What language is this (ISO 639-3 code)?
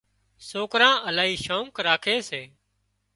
kxp